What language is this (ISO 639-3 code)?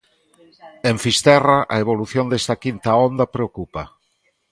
glg